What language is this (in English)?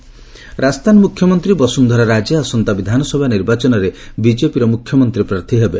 Odia